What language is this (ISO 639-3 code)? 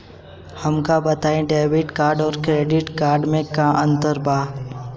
bho